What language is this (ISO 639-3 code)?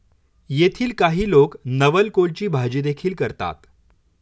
mar